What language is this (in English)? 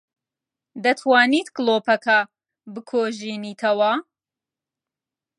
Central Kurdish